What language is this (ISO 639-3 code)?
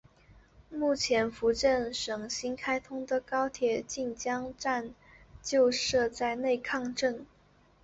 zho